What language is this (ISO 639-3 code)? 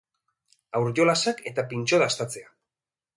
eus